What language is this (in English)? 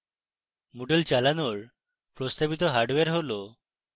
Bangla